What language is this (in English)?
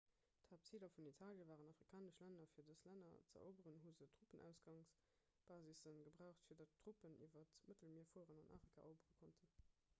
Luxembourgish